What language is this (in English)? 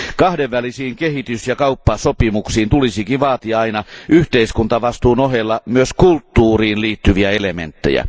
Finnish